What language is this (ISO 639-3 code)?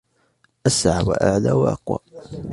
ara